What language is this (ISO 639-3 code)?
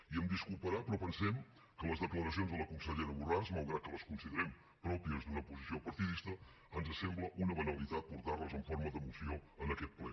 cat